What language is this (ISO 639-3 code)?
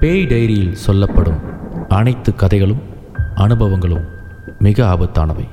tam